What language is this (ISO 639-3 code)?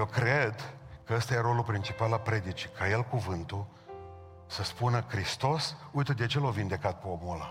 ron